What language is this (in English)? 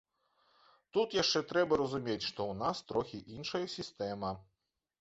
Belarusian